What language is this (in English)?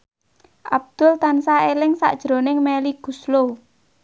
Javanese